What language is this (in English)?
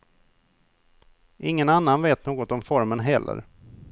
Swedish